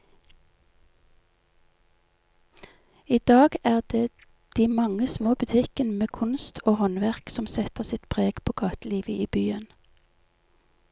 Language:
Norwegian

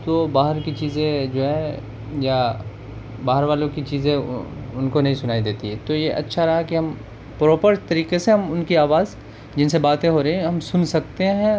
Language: Urdu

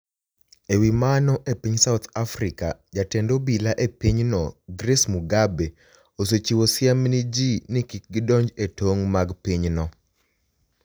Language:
Luo (Kenya and Tanzania)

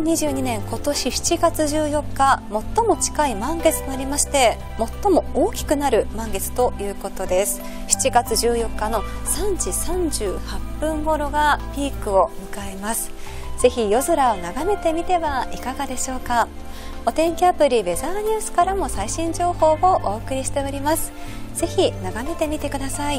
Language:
Japanese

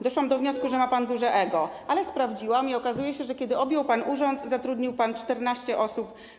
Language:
Polish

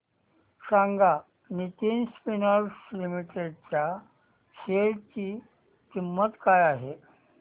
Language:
Marathi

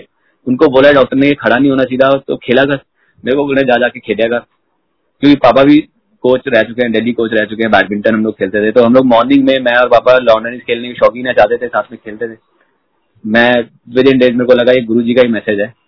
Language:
Hindi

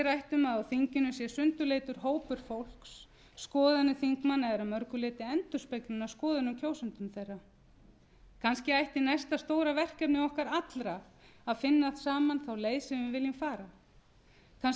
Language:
Icelandic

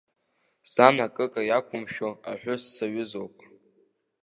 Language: Abkhazian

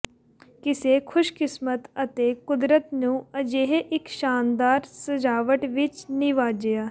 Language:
Punjabi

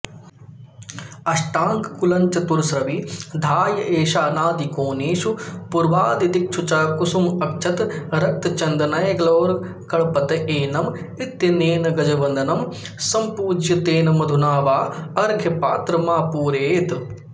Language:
Sanskrit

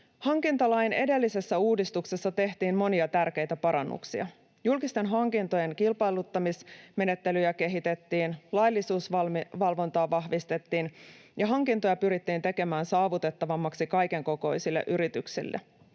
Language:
Finnish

